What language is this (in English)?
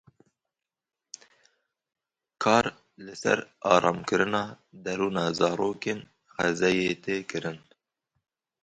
Kurdish